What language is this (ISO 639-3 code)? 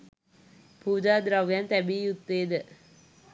sin